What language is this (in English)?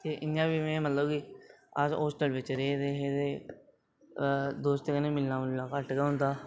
Dogri